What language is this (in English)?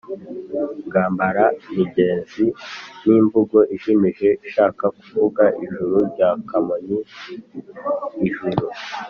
Kinyarwanda